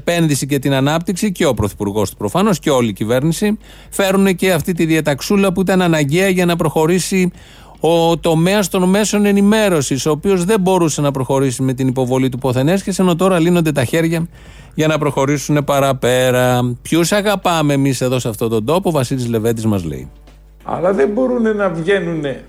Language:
Greek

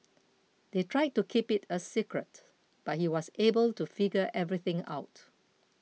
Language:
English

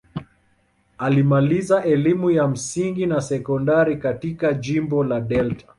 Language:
Swahili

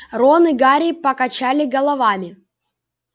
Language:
Russian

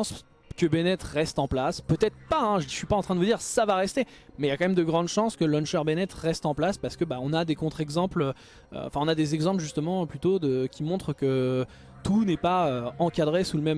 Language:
French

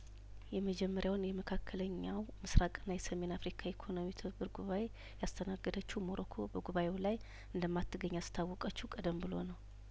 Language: Amharic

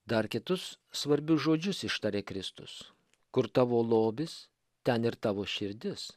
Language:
Lithuanian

